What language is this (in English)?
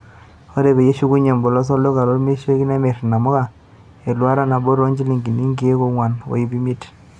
Masai